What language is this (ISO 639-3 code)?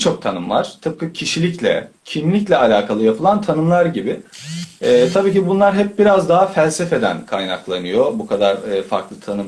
tur